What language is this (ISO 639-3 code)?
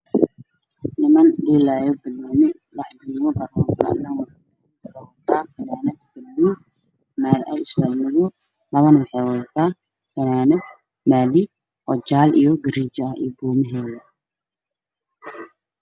som